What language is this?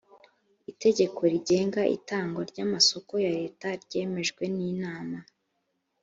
Kinyarwanda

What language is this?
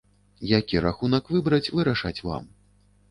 Belarusian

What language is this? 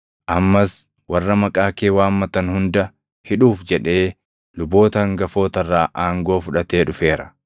Oromo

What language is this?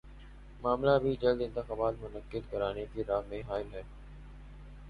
Urdu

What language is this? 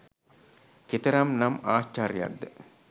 Sinhala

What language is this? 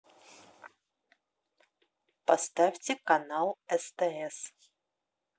Russian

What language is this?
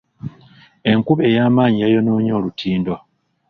Ganda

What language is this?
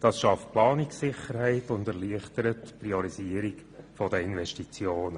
Swiss German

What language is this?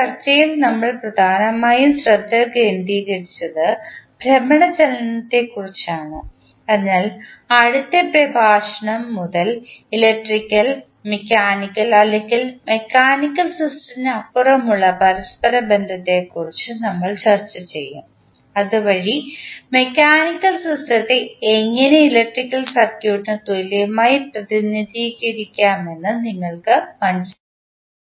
Malayalam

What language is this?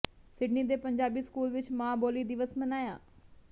Punjabi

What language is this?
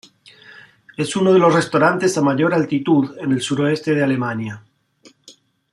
Spanish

